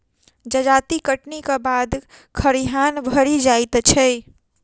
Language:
Maithili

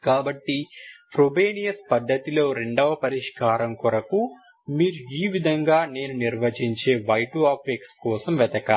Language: Telugu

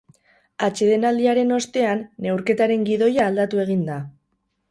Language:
Basque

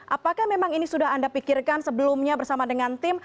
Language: Indonesian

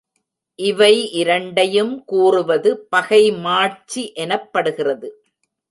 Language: Tamil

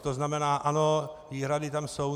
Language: Czech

